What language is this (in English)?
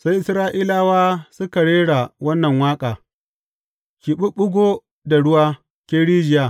Hausa